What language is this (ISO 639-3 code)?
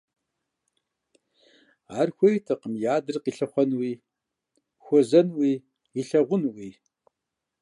kbd